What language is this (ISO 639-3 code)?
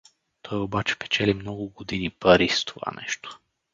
bul